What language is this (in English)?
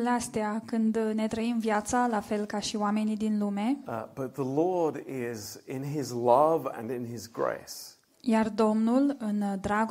Romanian